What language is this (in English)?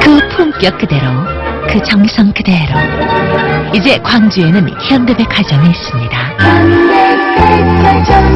Korean